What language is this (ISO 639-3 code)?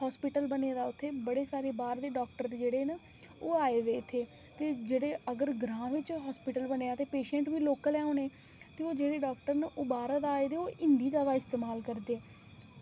doi